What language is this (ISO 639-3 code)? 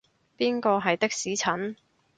yue